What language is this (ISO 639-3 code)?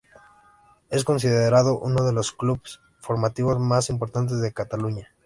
spa